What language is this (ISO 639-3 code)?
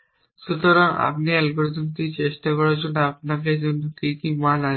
ben